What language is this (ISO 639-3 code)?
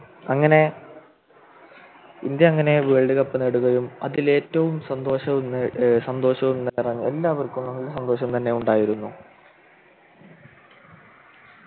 mal